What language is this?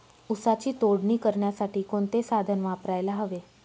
Marathi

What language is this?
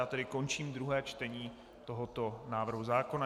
Czech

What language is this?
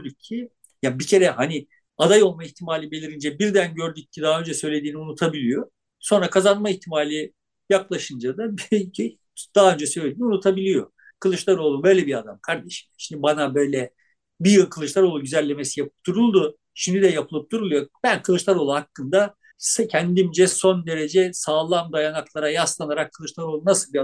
Turkish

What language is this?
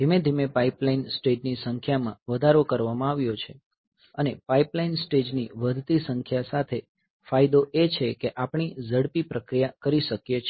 Gujarati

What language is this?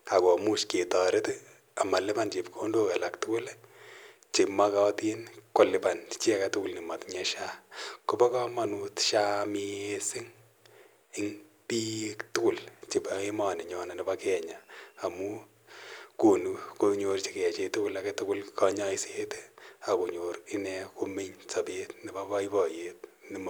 Kalenjin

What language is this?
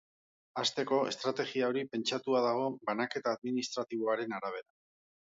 Basque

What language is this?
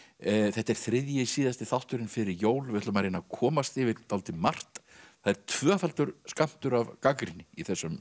Icelandic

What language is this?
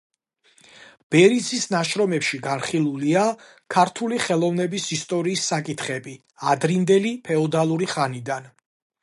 Georgian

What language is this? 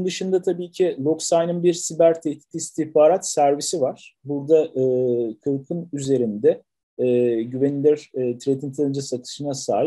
Turkish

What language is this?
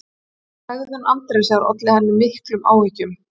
Icelandic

